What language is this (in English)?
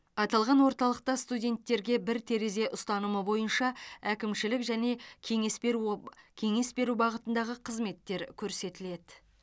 Kazakh